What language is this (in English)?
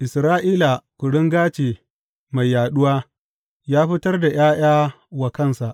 Hausa